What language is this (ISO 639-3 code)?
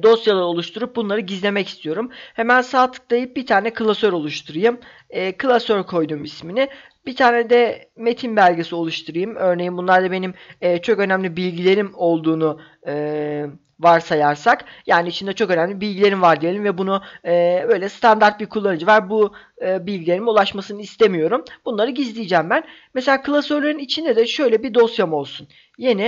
tur